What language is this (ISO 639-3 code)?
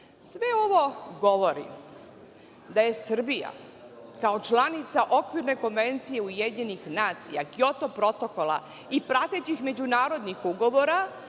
srp